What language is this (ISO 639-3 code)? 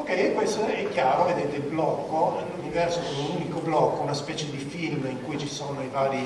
ita